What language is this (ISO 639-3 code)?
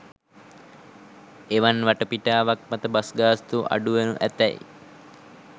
sin